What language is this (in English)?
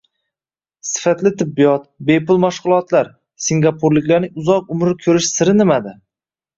Uzbek